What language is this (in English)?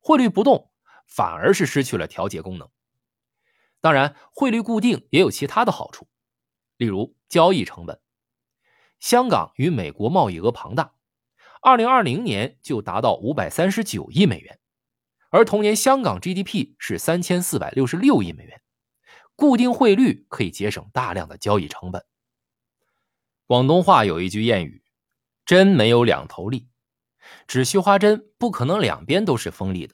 Chinese